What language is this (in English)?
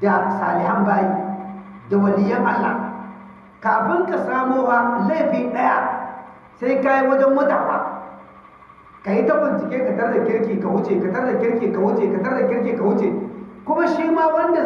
Hausa